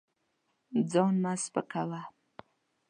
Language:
Pashto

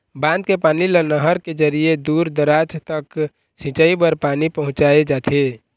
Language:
Chhattisgarhi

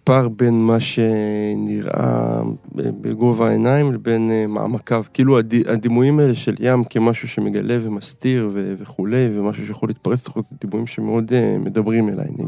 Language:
Hebrew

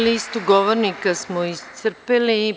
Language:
Serbian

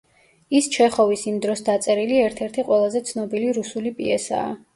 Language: Georgian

